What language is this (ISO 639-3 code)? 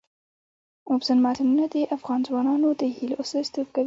pus